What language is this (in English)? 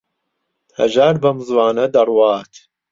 Central Kurdish